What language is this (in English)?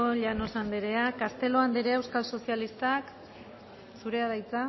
Basque